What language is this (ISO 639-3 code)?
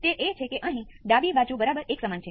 guj